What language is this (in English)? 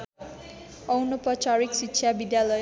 Nepali